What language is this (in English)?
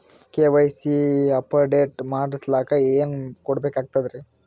Kannada